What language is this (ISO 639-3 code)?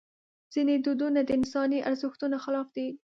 pus